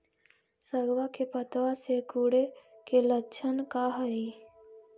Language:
Magahi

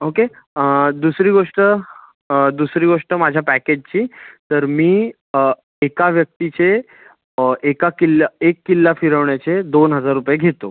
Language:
Marathi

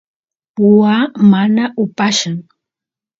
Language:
Santiago del Estero Quichua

